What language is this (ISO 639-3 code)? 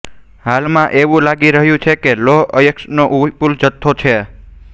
guj